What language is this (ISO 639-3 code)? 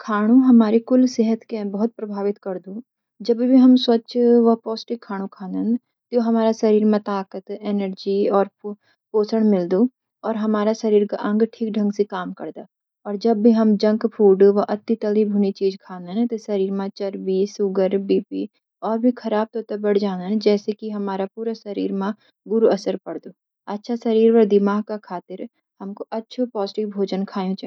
gbm